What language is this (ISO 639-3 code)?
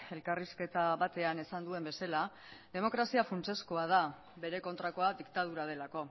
eus